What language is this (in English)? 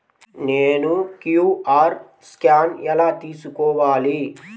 Telugu